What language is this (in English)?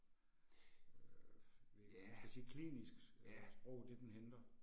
Danish